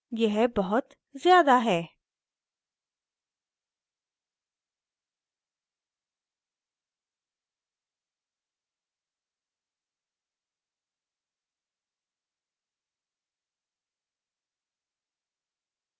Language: Hindi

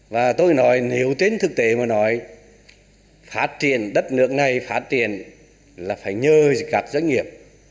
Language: Vietnamese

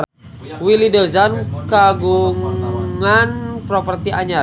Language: Sundanese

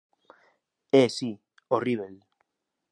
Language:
Galician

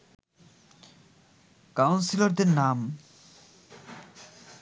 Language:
Bangla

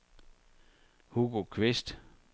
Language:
Danish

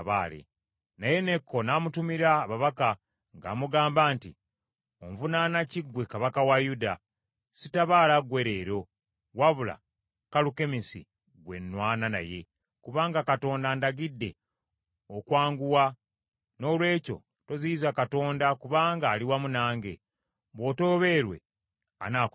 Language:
Ganda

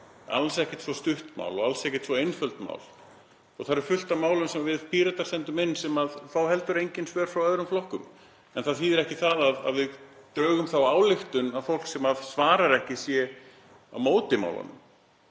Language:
Icelandic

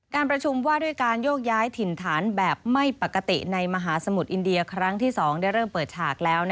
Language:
Thai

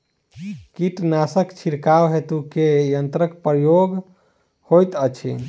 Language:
Maithili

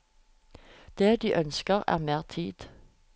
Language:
Norwegian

